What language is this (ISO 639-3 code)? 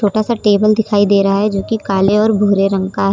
hin